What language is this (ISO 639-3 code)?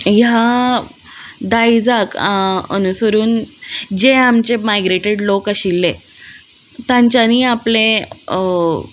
kok